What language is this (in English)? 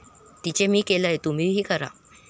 Marathi